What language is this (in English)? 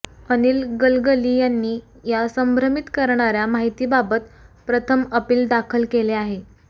Marathi